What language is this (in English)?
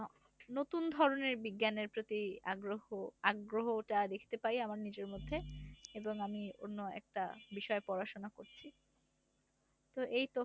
Bangla